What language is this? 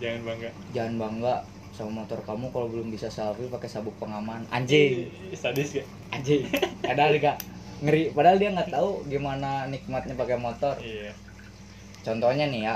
Indonesian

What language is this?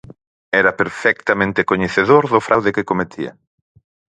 Galician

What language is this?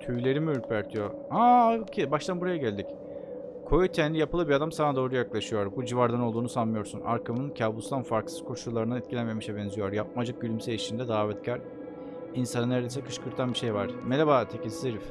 Turkish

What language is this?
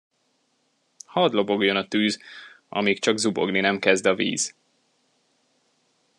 Hungarian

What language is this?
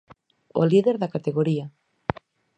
Galician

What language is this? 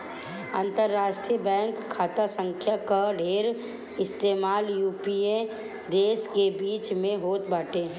Bhojpuri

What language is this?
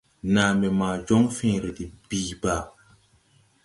Tupuri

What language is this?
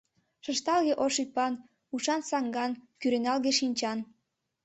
Mari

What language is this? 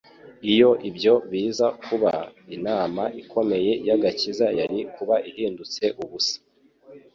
Kinyarwanda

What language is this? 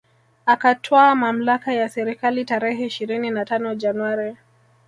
Swahili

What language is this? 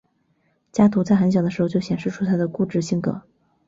Chinese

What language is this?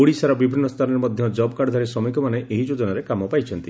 Odia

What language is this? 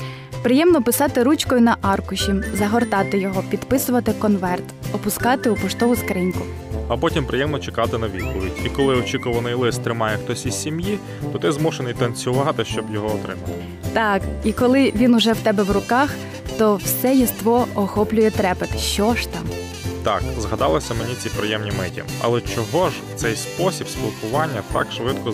Ukrainian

